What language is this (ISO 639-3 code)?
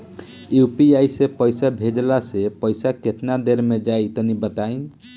bho